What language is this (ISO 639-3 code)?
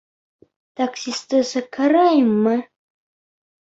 bak